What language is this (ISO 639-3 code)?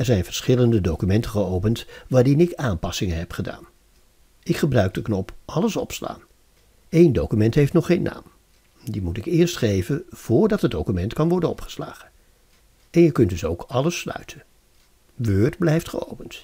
nld